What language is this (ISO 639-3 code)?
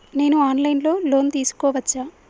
tel